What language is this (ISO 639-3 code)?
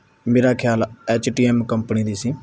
pan